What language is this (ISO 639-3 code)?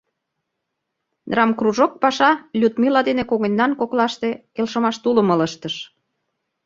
chm